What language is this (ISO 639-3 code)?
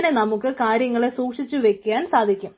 mal